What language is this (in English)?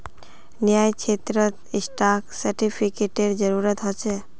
Magahi